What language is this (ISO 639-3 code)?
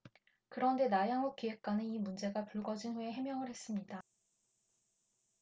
kor